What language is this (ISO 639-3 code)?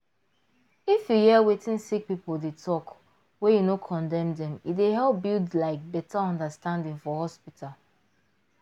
pcm